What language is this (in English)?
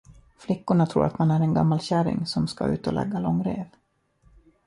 Swedish